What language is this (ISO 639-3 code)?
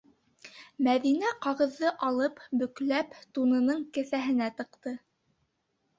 bak